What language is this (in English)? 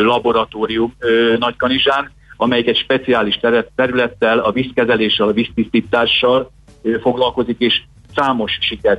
Hungarian